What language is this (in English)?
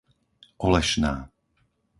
Slovak